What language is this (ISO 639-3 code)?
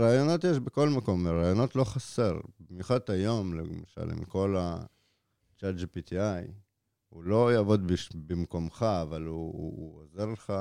heb